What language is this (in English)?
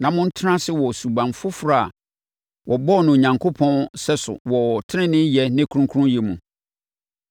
Akan